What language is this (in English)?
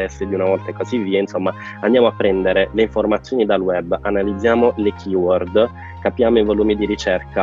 Italian